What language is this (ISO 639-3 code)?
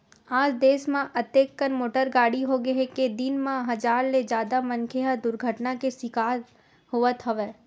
hne